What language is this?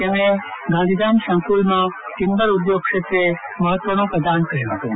Gujarati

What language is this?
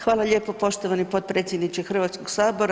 Croatian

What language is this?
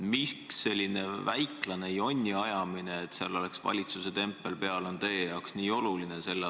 Estonian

